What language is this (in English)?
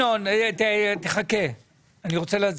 Hebrew